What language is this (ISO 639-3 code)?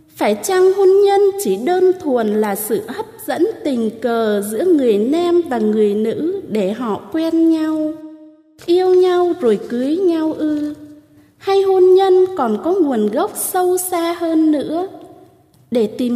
vie